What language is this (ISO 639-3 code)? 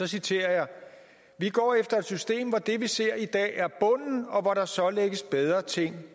dan